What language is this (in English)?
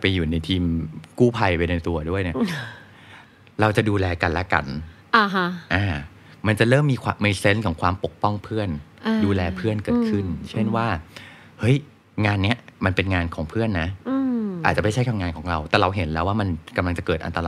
Thai